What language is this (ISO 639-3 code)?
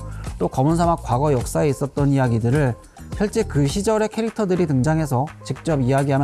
kor